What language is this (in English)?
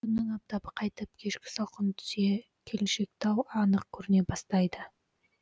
Kazakh